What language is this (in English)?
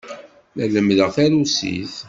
Kabyle